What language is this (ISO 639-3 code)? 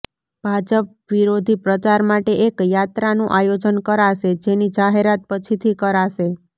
guj